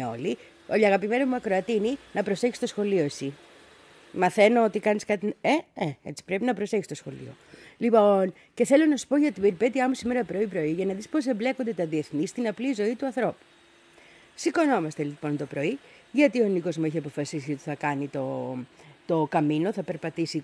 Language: Greek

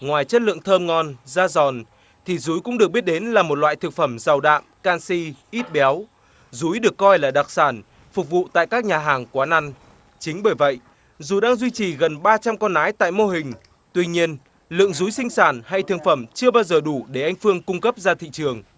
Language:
Vietnamese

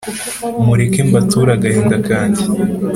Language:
Kinyarwanda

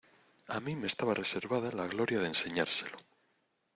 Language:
Spanish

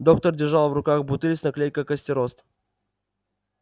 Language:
Russian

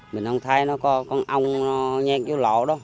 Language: Vietnamese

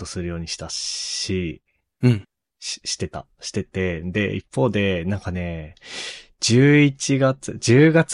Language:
Japanese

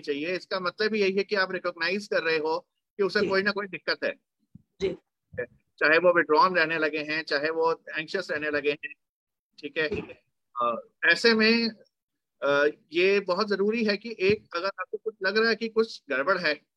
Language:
Hindi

